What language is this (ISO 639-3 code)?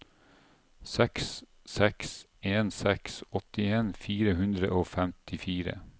nor